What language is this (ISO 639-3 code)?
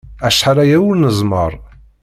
kab